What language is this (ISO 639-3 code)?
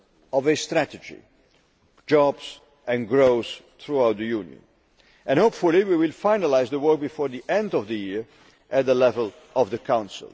eng